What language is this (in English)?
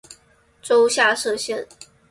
Chinese